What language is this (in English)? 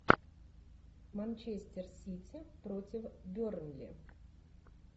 Russian